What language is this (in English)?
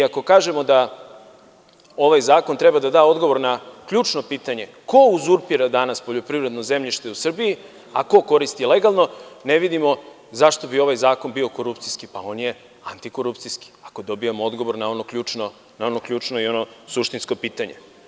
Serbian